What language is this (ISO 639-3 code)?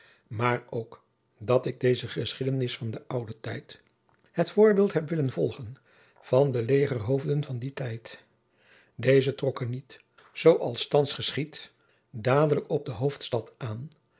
nld